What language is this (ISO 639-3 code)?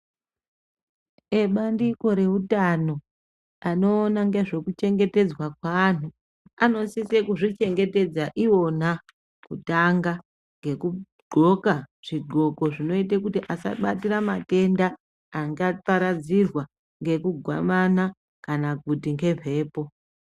ndc